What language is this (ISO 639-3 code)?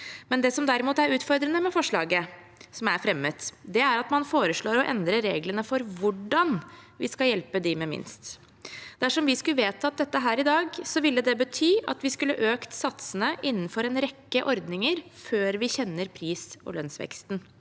nor